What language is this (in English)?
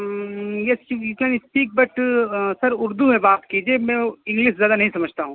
Urdu